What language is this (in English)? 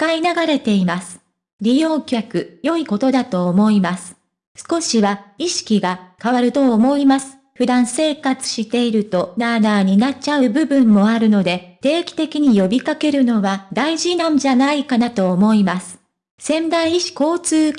Japanese